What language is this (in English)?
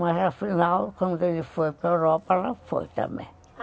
Portuguese